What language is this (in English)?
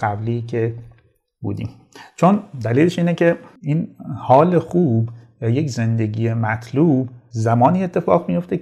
Persian